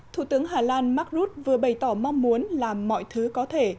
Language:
Vietnamese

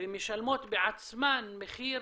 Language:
Hebrew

